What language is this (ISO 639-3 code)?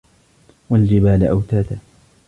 ara